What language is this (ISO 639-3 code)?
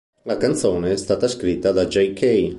ita